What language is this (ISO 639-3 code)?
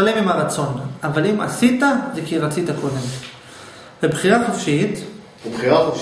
heb